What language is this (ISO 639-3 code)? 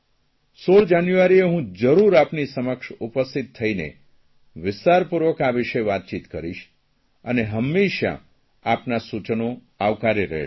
guj